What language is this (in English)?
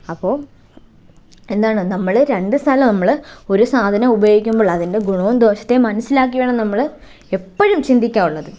Malayalam